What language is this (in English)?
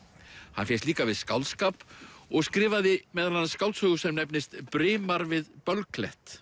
Icelandic